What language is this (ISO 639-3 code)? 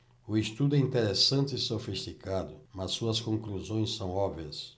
por